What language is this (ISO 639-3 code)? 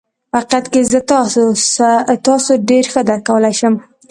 pus